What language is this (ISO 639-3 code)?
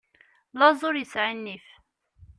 kab